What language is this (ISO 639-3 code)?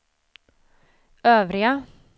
swe